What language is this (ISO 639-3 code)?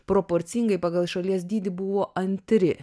lit